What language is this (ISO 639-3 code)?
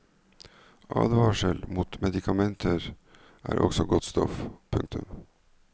nor